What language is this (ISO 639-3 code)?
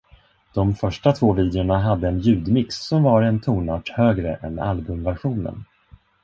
swe